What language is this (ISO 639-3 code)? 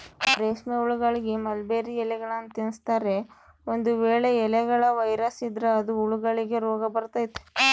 kan